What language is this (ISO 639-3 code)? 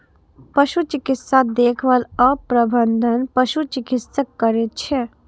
mai